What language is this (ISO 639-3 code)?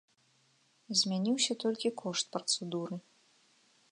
bel